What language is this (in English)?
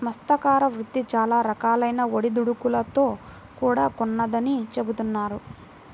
Telugu